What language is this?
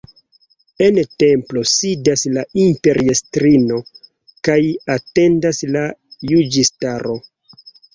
Esperanto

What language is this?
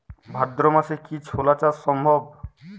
Bangla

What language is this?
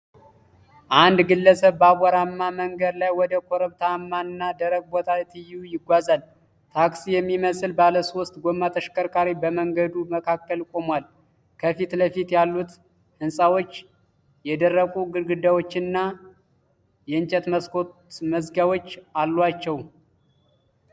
Amharic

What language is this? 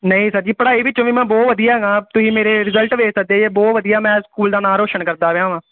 Punjabi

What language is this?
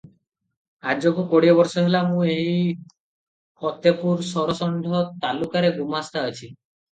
Odia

